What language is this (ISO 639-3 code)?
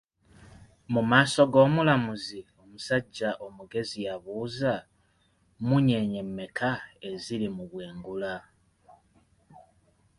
lug